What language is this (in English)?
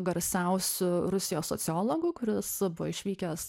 Lithuanian